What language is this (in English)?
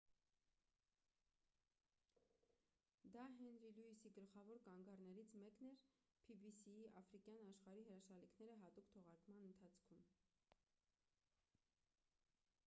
Armenian